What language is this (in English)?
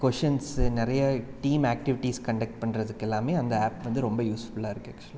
Tamil